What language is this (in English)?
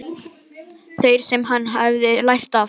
Icelandic